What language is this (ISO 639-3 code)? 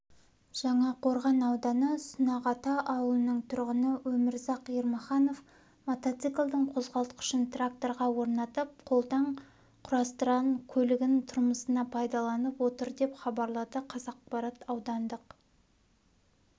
kaz